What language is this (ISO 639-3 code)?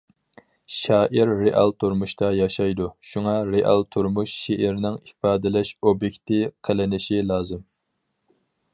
uig